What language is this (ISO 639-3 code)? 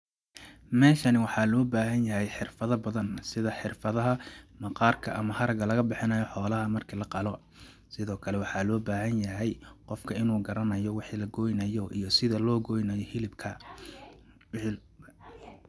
som